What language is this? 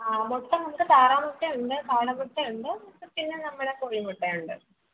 Malayalam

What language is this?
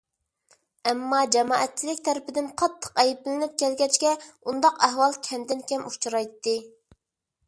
Uyghur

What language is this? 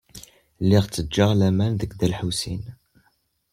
Kabyle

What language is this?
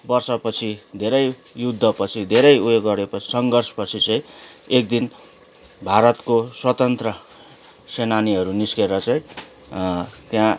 Nepali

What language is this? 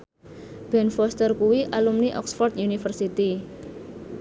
Javanese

